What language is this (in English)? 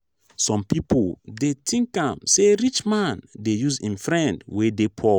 Nigerian Pidgin